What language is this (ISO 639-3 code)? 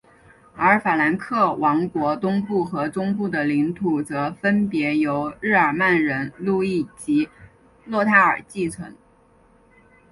zho